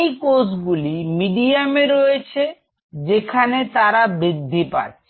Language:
Bangla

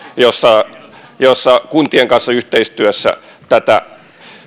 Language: Finnish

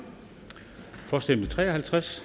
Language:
Danish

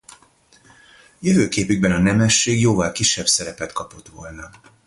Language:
Hungarian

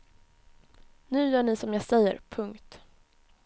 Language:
Swedish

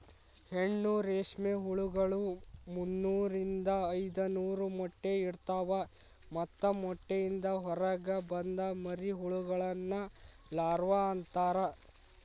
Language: Kannada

